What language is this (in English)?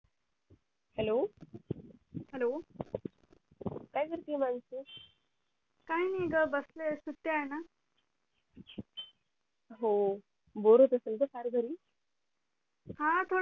Marathi